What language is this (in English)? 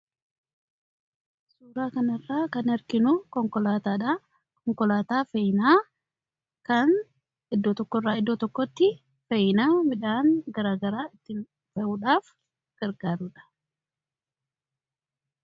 Oromo